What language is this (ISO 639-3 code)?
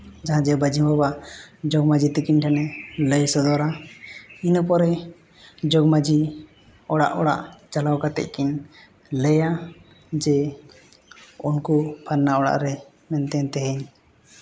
sat